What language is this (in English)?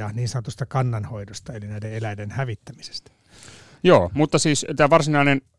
Finnish